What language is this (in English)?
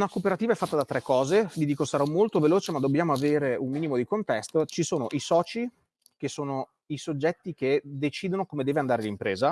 Italian